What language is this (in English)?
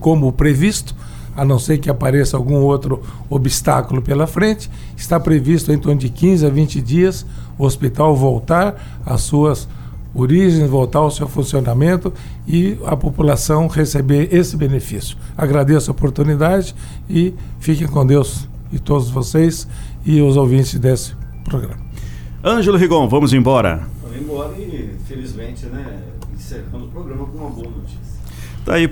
Portuguese